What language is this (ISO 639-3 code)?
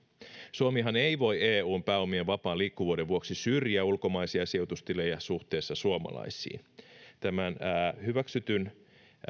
fin